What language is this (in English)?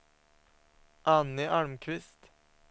Swedish